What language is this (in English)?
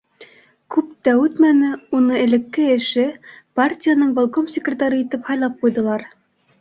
Bashkir